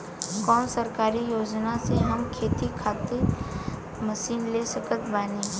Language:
Bhojpuri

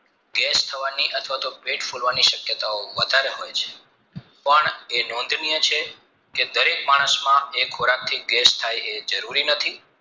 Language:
Gujarati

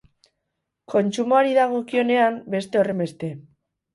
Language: Basque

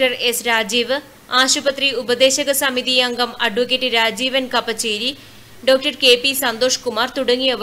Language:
Hindi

